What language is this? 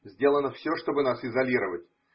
Russian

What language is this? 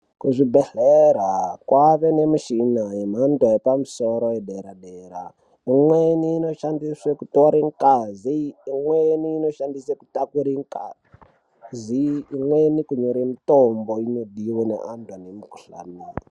Ndau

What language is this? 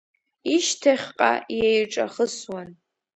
Abkhazian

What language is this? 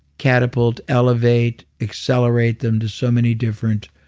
English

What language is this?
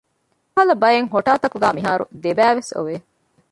Divehi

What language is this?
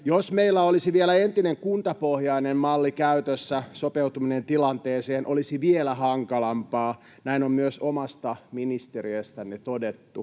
Finnish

